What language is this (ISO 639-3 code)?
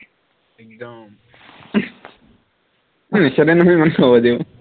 asm